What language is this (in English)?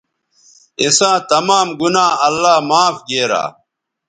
Bateri